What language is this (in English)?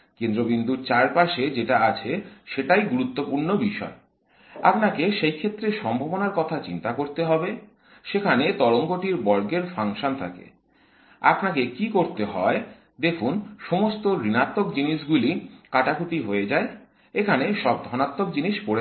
Bangla